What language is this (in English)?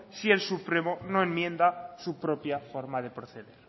Spanish